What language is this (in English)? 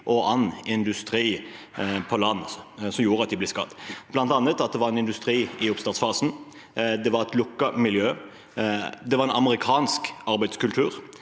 Norwegian